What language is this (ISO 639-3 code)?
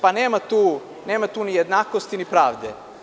srp